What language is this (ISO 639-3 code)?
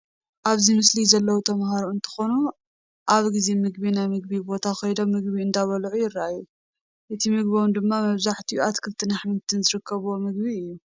tir